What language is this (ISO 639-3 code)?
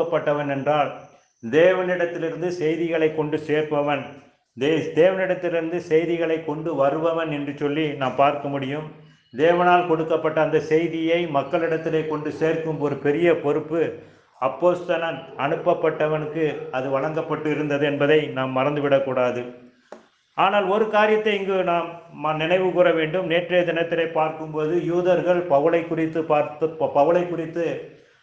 tam